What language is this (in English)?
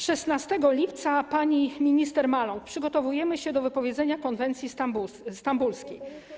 Polish